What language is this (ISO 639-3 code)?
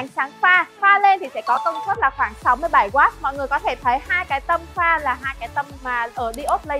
vie